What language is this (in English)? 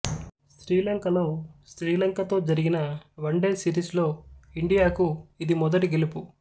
Telugu